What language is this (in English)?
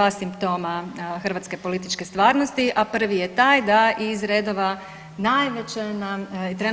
Croatian